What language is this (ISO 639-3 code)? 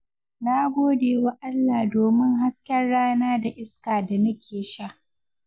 hau